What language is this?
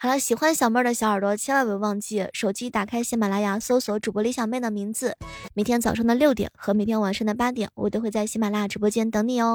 Chinese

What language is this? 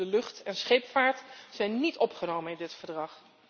Dutch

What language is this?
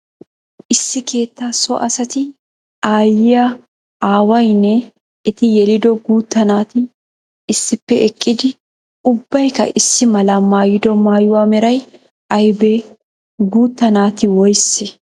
Wolaytta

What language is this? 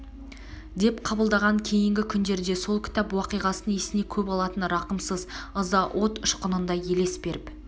Kazakh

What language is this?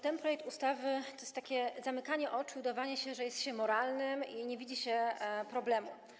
Polish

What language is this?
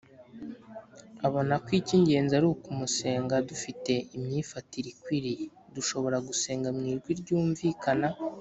Kinyarwanda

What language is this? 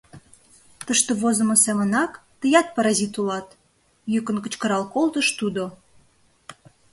Mari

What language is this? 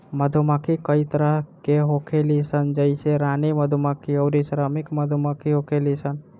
Bhojpuri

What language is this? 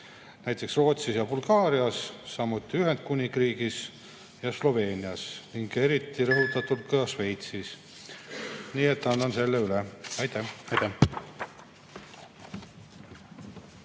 Estonian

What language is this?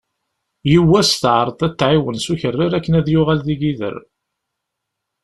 Kabyle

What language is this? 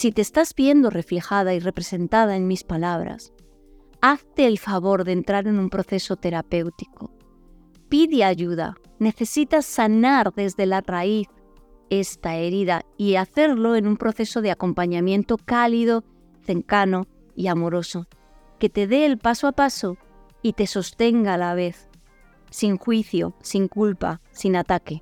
Spanish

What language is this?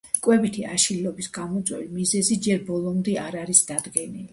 Georgian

